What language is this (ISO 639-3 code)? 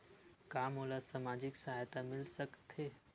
hne